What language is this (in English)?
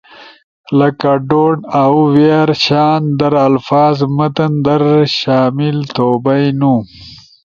Ushojo